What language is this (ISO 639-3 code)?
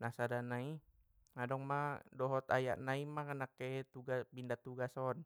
btm